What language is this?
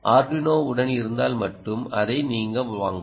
Tamil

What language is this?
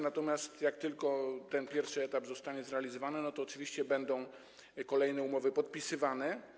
Polish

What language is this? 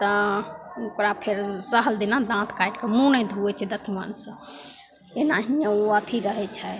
Maithili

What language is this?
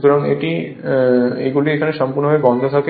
Bangla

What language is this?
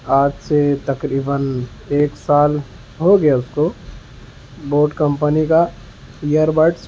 Urdu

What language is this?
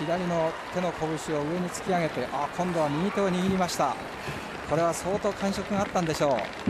Japanese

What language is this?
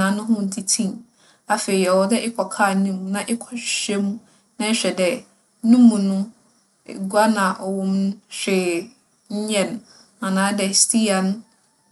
Akan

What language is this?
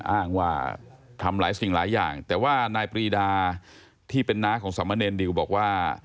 Thai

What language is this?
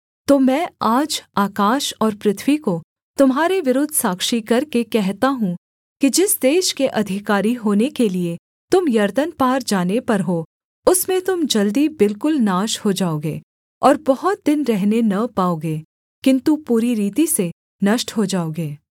Hindi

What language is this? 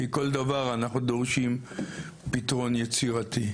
Hebrew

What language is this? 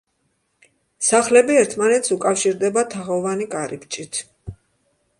Georgian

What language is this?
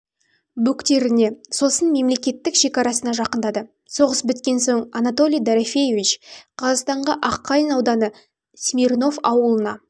Kazakh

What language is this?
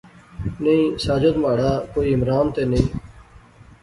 Pahari-Potwari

